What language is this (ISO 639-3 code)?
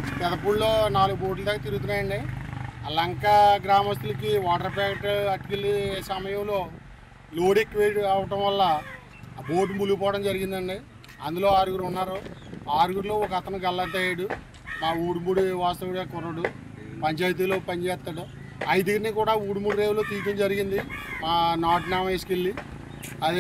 tel